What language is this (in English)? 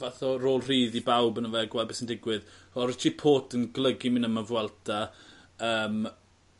Welsh